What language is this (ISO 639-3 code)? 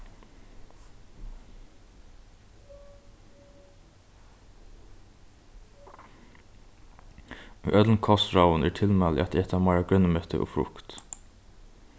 fao